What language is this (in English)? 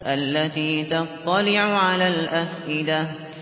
Arabic